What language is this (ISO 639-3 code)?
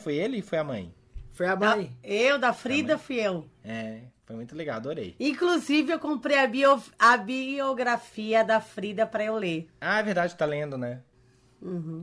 por